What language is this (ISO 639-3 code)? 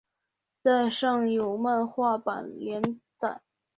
zho